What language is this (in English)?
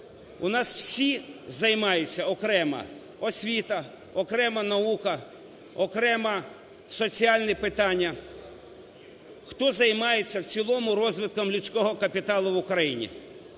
Ukrainian